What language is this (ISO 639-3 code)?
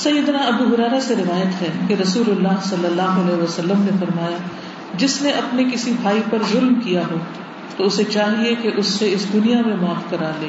urd